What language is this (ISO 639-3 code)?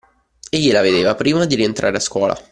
ita